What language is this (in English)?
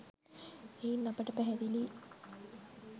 Sinhala